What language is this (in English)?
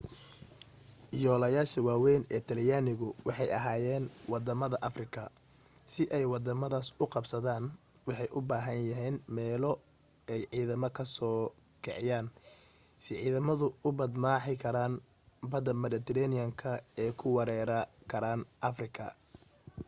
Somali